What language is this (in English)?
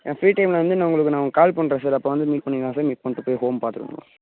Tamil